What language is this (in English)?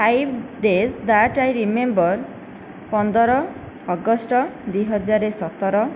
Odia